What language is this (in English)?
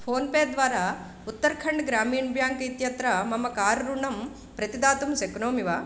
Sanskrit